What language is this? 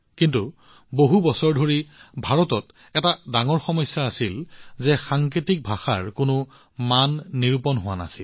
Assamese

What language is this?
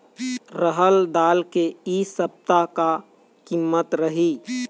Chhattisgarhi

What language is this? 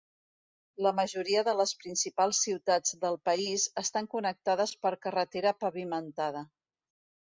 Catalan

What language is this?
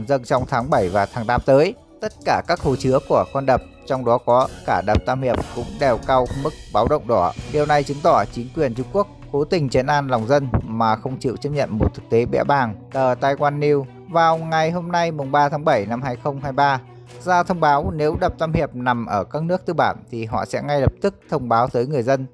Vietnamese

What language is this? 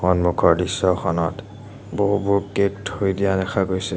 Assamese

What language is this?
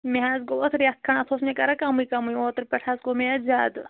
Kashmiri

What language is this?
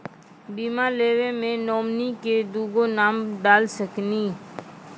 Maithili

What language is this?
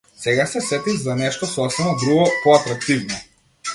Macedonian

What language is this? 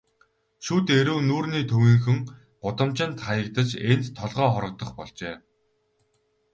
Mongolian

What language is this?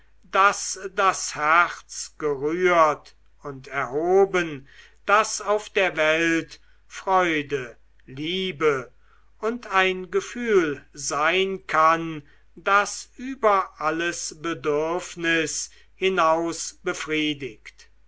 German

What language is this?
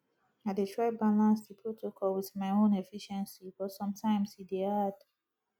Nigerian Pidgin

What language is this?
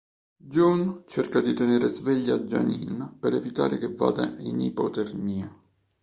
Italian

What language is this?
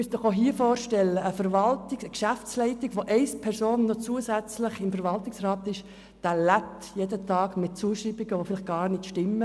Swiss German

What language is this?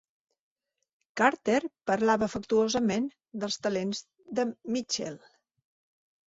Catalan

